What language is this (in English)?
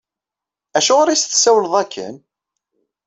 Kabyle